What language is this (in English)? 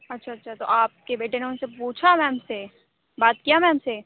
Urdu